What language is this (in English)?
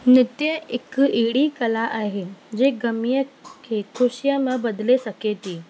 Sindhi